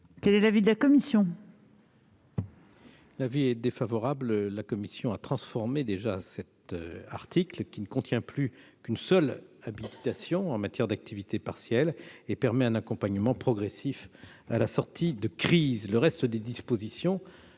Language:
French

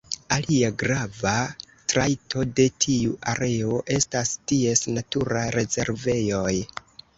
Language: Esperanto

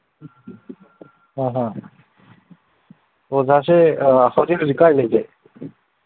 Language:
Manipuri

